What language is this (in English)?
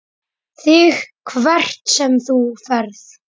Icelandic